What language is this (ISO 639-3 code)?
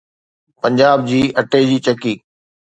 snd